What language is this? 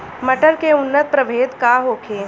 Bhojpuri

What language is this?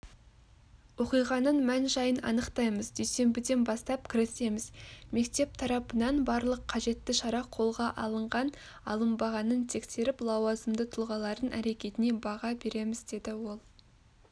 Kazakh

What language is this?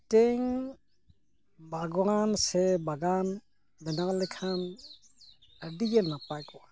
Santali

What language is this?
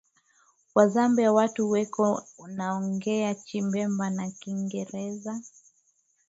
Swahili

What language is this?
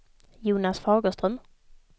Swedish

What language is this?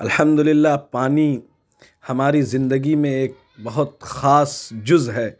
Urdu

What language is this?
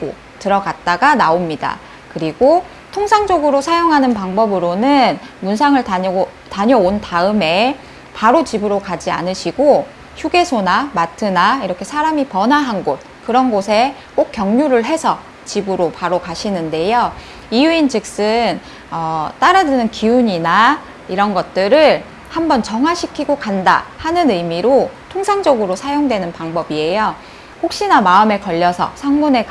Korean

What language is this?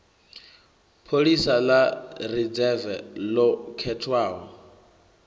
Venda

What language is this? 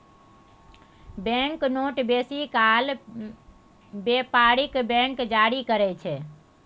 Maithili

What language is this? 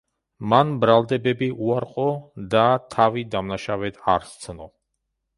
Georgian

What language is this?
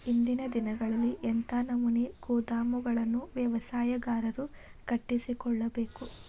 Kannada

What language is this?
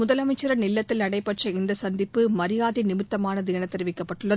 Tamil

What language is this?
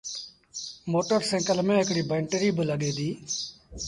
Sindhi Bhil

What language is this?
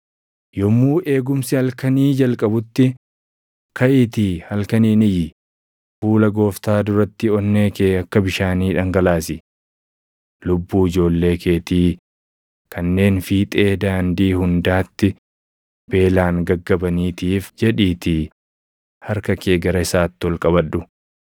Oromo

